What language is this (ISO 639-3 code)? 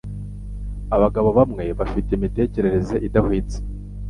kin